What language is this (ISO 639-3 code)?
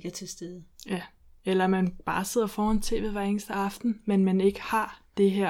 dan